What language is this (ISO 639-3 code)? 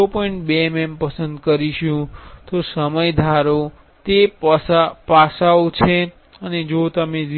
guj